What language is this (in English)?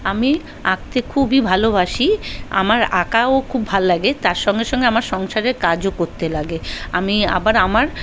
Bangla